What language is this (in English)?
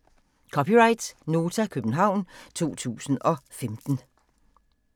Danish